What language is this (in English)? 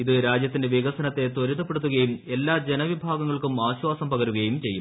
Malayalam